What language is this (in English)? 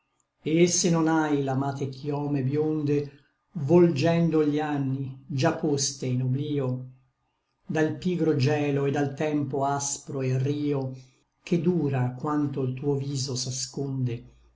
Italian